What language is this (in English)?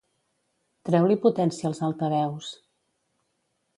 Catalan